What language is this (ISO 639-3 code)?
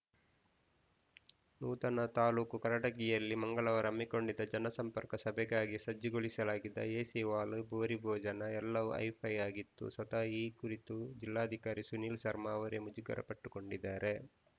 kan